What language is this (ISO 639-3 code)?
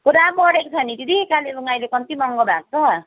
nep